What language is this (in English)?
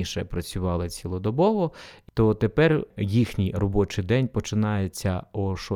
Ukrainian